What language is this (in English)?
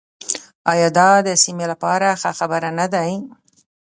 Pashto